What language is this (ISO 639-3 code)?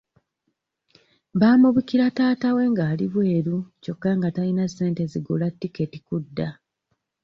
lug